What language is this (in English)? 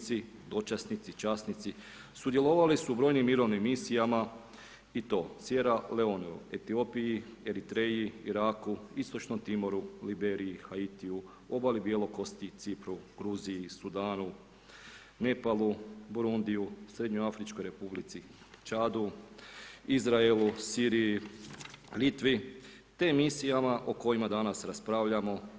Croatian